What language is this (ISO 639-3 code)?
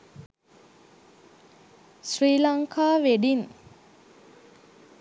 sin